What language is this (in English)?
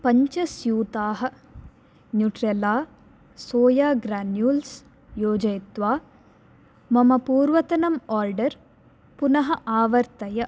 Sanskrit